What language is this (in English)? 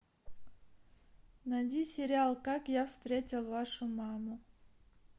Russian